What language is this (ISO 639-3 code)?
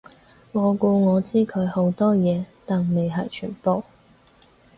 yue